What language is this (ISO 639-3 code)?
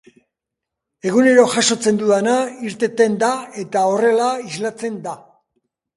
eus